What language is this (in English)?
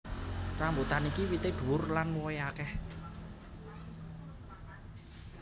Javanese